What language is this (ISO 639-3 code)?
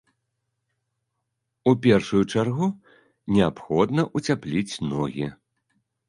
bel